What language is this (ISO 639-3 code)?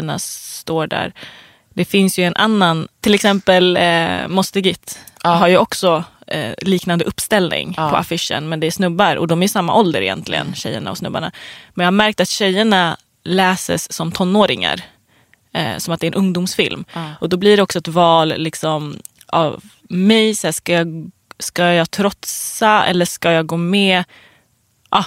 swe